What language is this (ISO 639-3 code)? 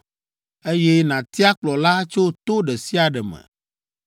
ewe